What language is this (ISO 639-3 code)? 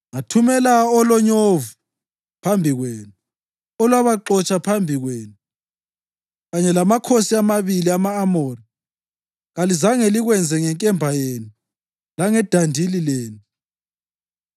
nde